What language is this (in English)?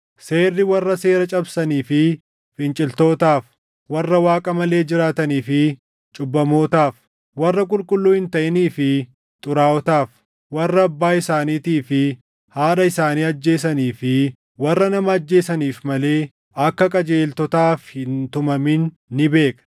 Oromo